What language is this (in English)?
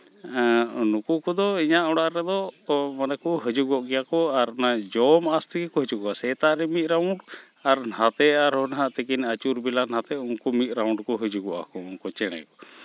Santali